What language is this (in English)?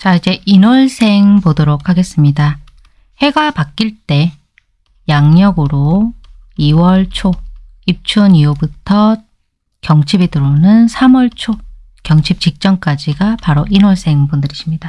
Korean